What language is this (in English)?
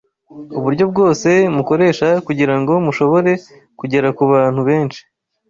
Kinyarwanda